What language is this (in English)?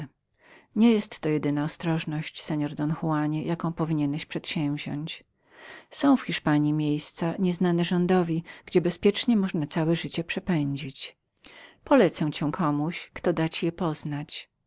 Polish